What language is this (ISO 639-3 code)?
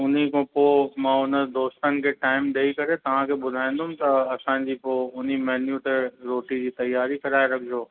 snd